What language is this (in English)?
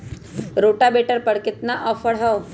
Magahi